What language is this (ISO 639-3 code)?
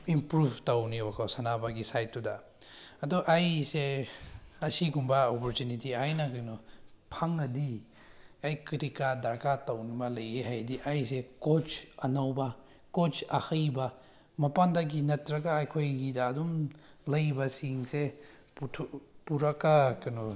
mni